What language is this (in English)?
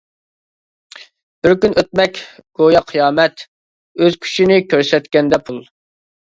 Uyghur